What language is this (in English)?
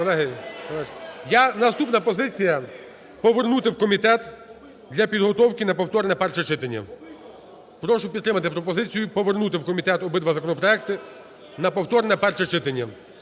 Ukrainian